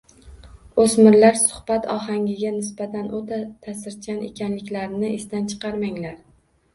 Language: Uzbek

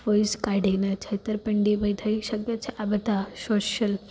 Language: Gujarati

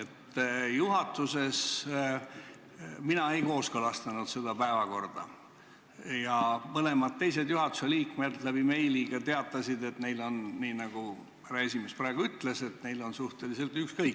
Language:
Estonian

